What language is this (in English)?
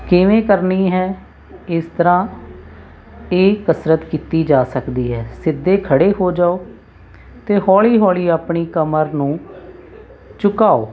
Punjabi